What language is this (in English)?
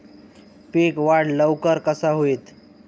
Marathi